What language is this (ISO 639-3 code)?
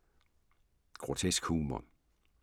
dan